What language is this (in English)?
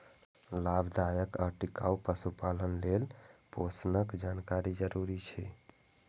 Maithili